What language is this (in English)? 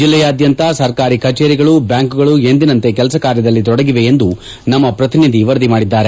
Kannada